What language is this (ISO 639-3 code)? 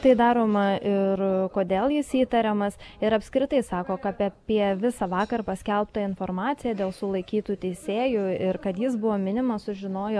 lit